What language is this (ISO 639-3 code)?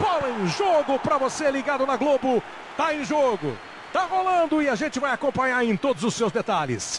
por